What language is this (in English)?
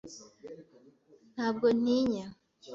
Kinyarwanda